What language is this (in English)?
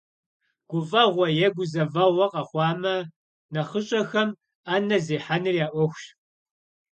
Kabardian